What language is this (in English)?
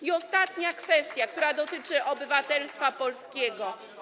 Polish